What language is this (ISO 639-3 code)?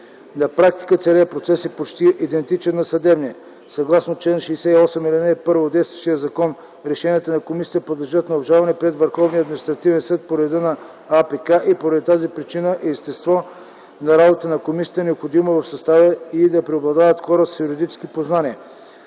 bul